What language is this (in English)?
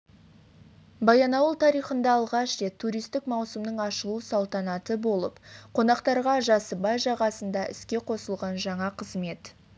Kazakh